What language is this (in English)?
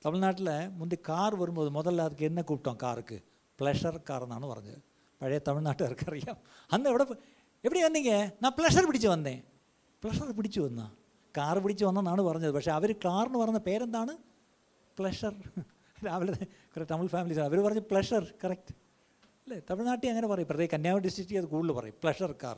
Malayalam